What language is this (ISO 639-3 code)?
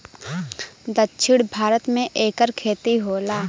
bho